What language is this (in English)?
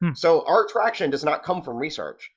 English